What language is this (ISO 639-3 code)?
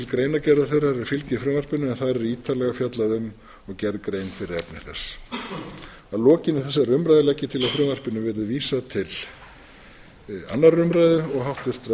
isl